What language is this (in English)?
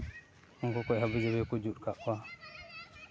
Santali